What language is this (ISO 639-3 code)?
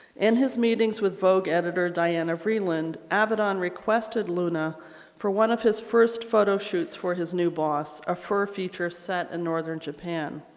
eng